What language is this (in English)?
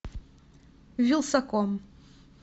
Russian